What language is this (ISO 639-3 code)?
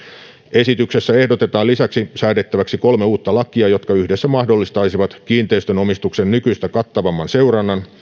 fin